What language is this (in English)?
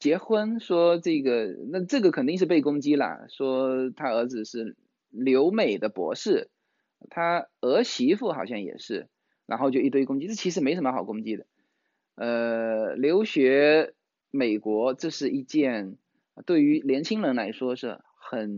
Chinese